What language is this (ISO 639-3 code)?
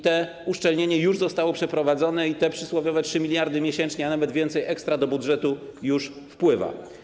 pol